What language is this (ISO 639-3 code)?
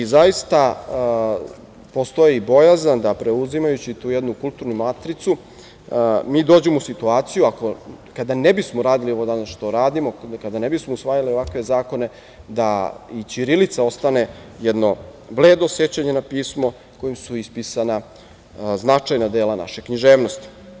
srp